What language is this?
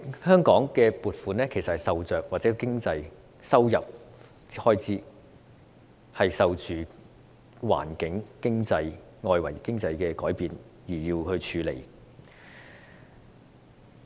Cantonese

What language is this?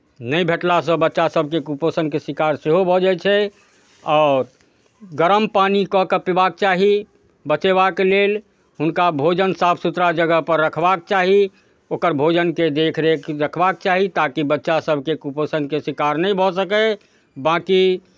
Maithili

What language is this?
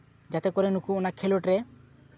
Santali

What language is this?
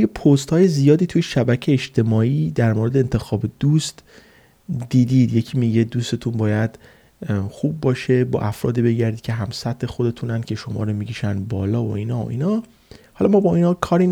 Persian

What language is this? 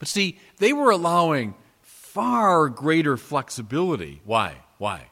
English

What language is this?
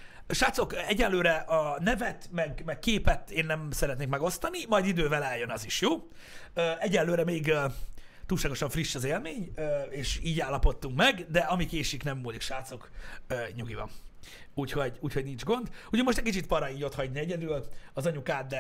Hungarian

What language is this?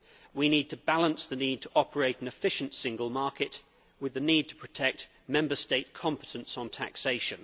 English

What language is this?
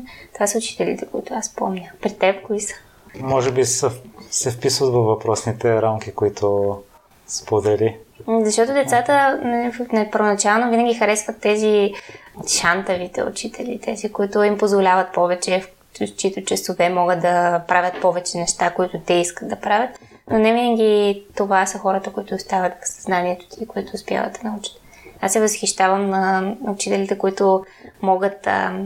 Bulgarian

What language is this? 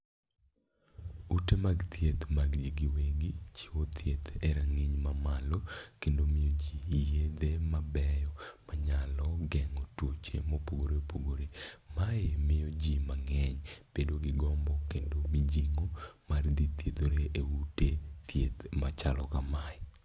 Luo (Kenya and Tanzania)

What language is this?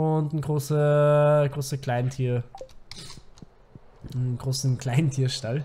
German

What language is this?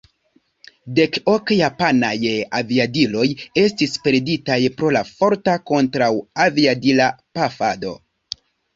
Esperanto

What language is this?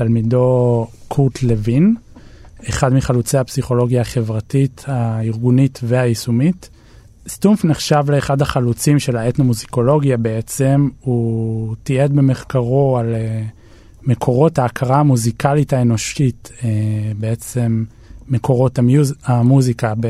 Hebrew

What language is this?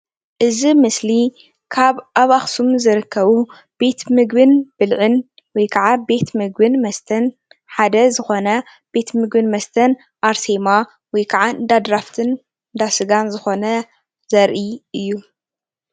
Tigrinya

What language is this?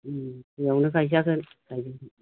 Bodo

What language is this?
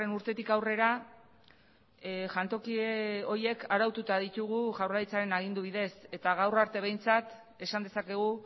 Basque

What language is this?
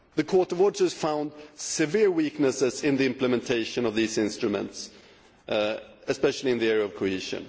English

